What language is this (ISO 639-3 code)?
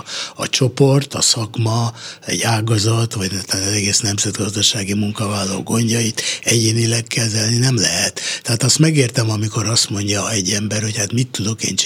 hun